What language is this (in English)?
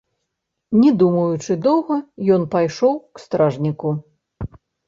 Belarusian